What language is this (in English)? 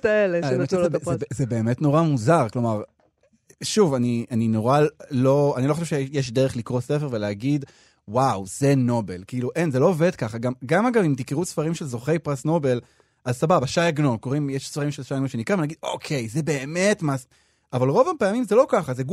Hebrew